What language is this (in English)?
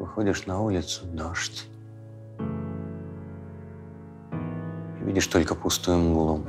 Russian